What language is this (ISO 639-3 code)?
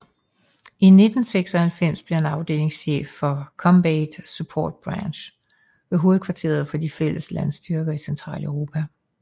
dan